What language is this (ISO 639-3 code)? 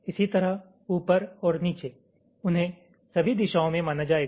hin